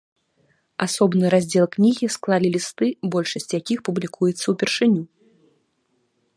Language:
Belarusian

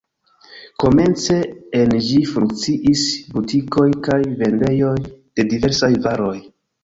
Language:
Esperanto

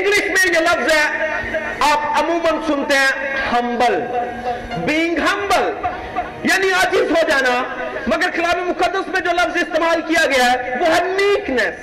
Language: Urdu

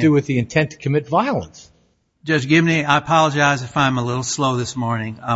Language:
English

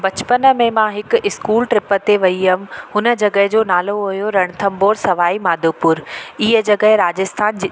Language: Sindhi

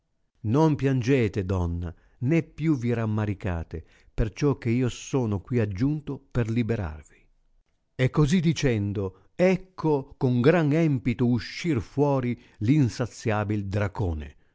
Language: Italian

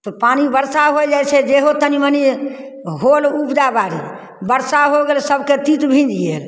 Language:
Maithili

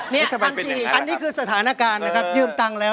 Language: Thai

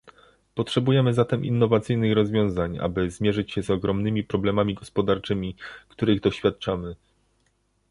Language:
Polish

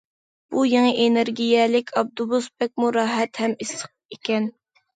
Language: Uyghur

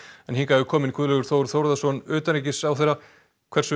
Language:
Icelandic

